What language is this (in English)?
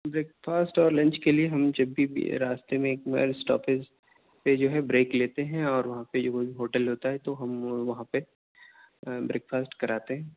Urdu